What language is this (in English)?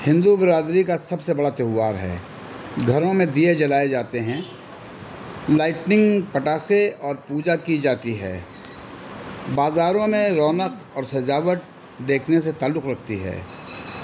Urdu